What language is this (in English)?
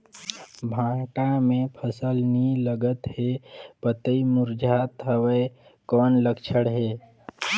Chhattisgarhi